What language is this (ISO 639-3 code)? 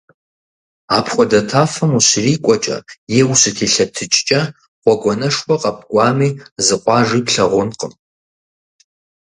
kbd